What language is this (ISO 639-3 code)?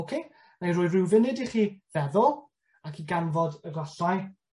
cym